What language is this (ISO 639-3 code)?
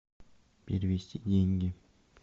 rus